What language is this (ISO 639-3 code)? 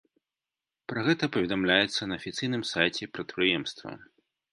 bel